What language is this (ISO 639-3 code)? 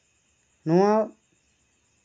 sat